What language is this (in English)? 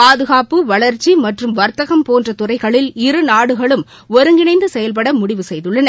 Tamil